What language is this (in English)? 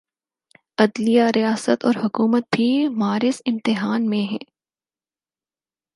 Urdu